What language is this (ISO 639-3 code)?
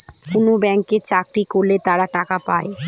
ben